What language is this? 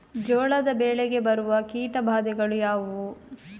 Kannada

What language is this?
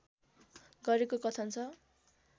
Nepali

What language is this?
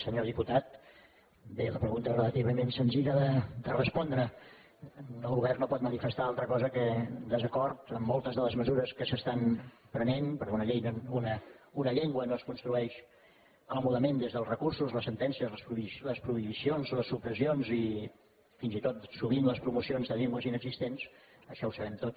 Catalan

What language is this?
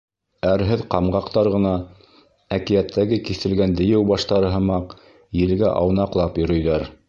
Bashkir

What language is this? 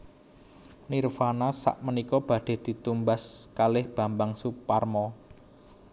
Javanese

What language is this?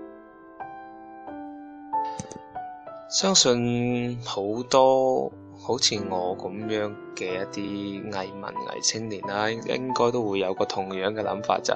Chinese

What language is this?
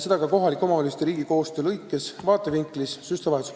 Estonian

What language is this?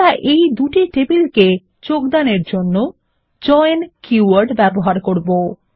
Bangla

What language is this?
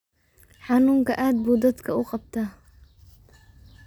Somali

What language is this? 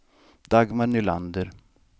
Swedish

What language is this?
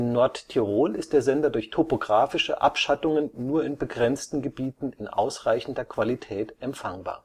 German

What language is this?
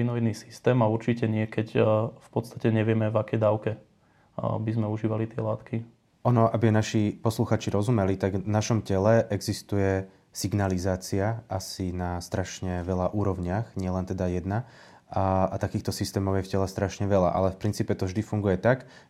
Slovak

